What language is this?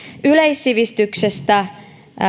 Finnish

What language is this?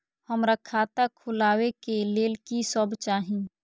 Maithili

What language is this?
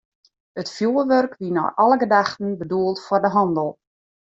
Western Frisian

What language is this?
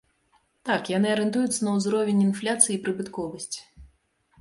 Belarusian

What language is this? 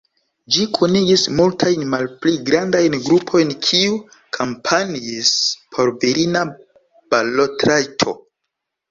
Esperanto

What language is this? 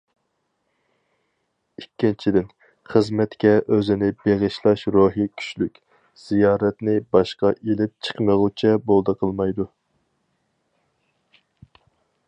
Uyghur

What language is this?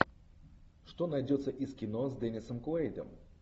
Russian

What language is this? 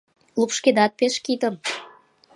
Mari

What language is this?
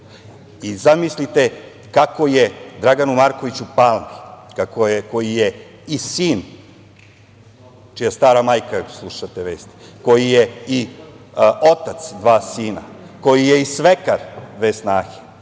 Serbian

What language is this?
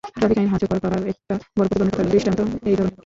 Bangla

